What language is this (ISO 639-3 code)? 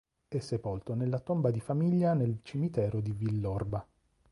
ita